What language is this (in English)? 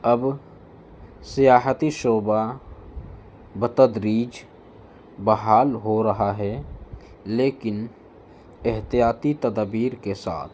Urdu